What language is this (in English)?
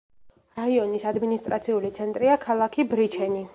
Georgian